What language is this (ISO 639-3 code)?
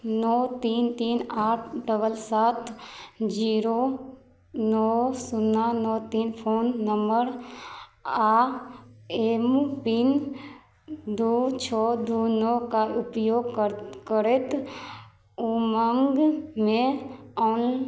mai